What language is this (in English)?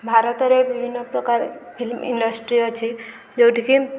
Odia